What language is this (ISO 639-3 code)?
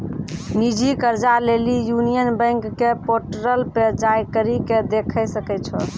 mai